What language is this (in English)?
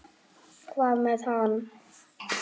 Icelandic